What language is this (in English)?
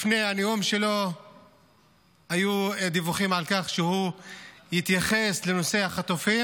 Hebrew